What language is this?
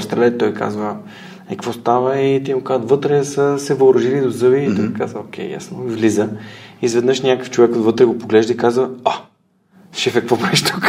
Bulgarian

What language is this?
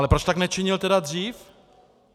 Czech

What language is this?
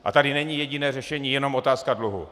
Czech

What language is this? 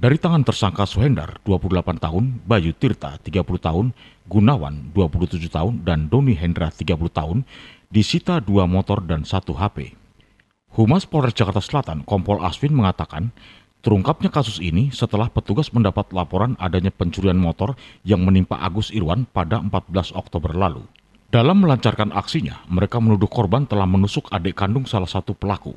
Indonesian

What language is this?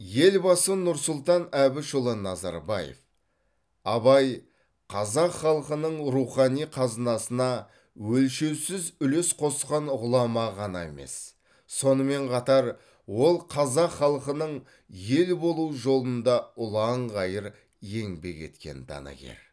Kazakh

